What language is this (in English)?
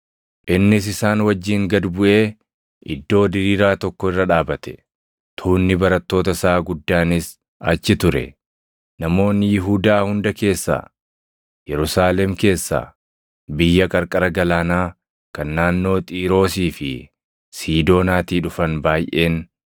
Oromo